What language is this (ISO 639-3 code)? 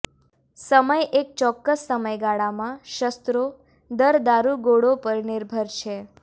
guj